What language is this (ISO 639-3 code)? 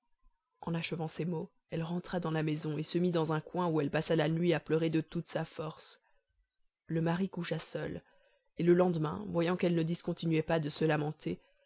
fra